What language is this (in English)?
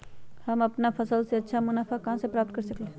Magahi